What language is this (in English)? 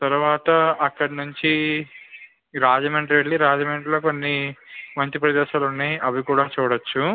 Telugu